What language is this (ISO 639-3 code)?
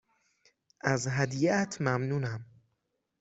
fas